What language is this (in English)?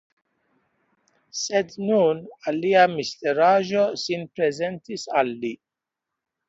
Esperanto